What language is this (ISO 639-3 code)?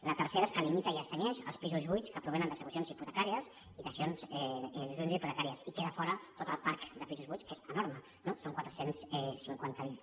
cat